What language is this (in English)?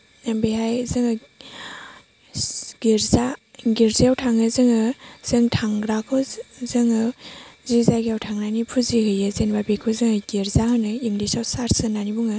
Bodo